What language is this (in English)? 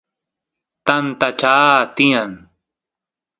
Santiago del Estero Quichua